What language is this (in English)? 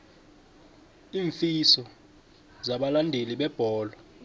South Ndebele